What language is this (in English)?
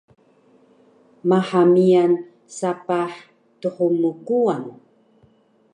Taroko